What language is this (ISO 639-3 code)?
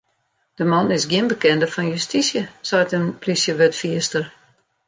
fry